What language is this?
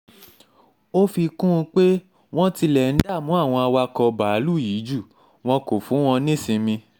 Yoruba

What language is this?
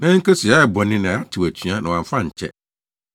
Akan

